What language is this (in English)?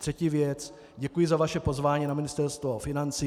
Czech